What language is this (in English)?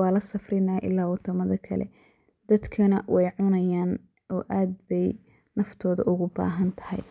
Somali